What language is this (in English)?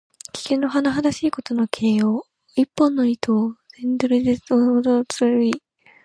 Japanese